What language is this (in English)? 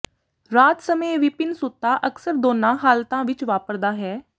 Punjabi